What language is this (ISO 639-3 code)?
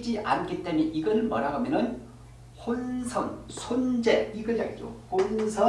kor